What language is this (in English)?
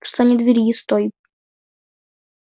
Russian